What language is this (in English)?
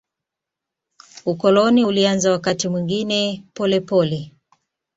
Swahili